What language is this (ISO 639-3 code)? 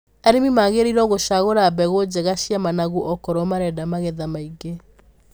kik